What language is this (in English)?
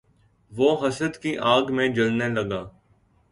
Urdu